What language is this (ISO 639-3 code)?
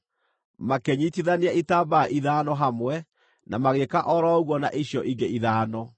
kik